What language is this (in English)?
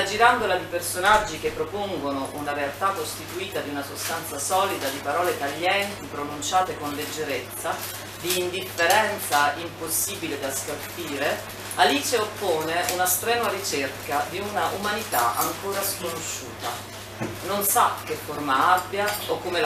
Italian